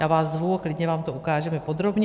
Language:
Czech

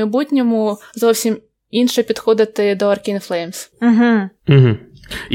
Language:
Ukrainian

